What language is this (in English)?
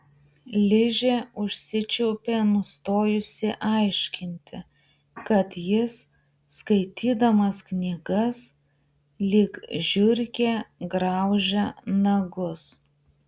Lithuanian